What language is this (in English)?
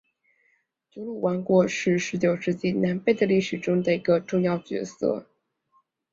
Chinese